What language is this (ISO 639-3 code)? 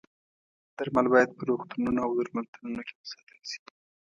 pus